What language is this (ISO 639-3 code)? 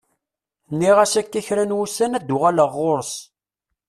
kab